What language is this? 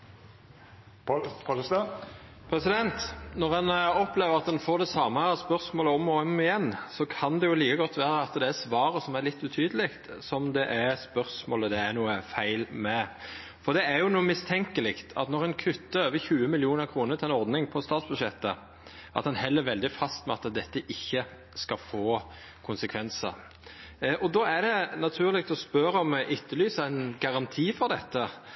Norwegian Nynorsk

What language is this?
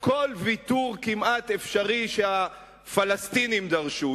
Hebrew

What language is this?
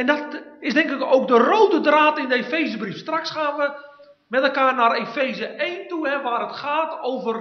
Dutch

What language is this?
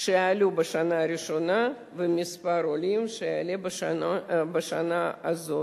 Hebrew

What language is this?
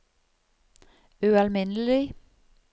Norwegian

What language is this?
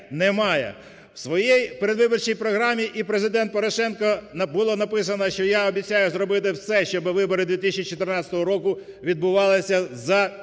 Ukrainian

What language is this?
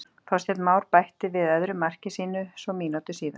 Icelandic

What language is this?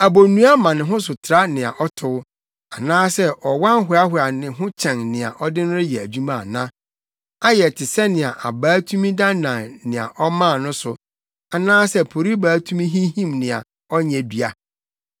Akan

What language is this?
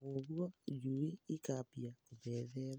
Kikuyu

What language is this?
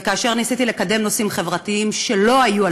Hebrew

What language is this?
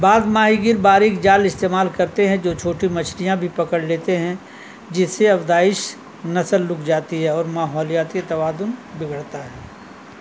Urdu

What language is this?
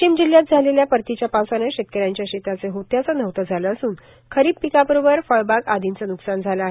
Marathi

